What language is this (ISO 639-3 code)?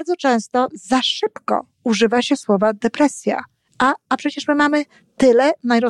pol